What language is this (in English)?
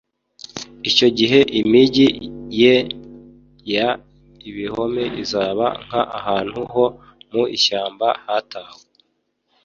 Kinyarwanda